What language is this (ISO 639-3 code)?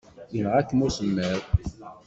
kab